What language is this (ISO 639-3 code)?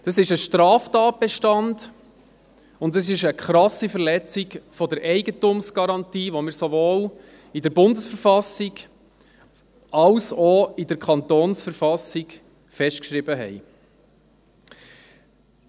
gsw